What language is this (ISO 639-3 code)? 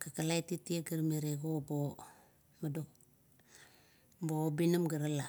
kto